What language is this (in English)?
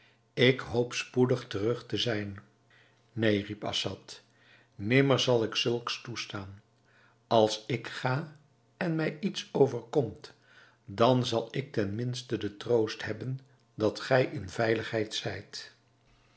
Dutch